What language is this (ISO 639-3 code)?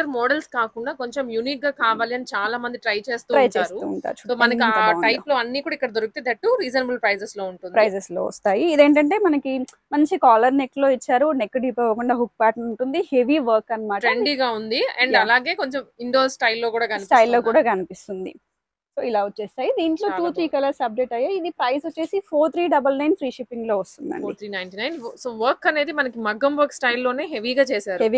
tel